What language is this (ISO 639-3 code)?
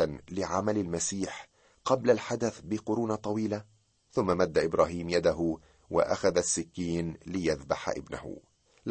ara